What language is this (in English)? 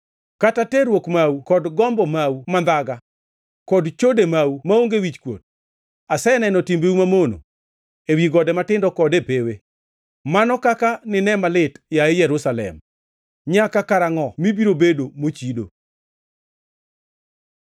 Luo (Kenya and Tanzania)